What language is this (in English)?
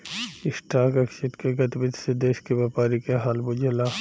Bhojpuri